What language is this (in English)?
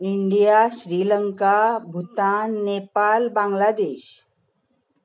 Konkani